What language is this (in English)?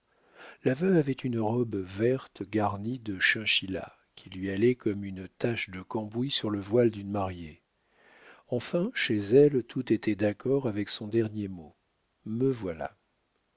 French